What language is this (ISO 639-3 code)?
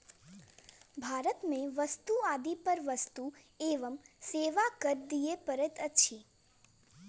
mai